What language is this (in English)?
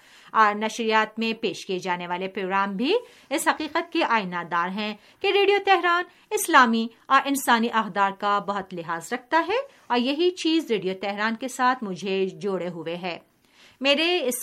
Urdu